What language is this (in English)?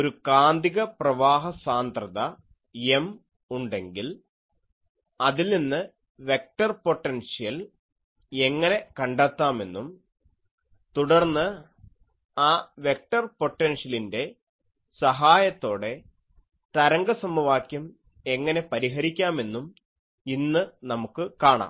Malayalam